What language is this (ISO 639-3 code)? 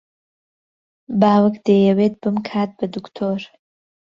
ckb